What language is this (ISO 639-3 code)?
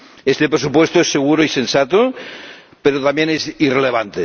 spa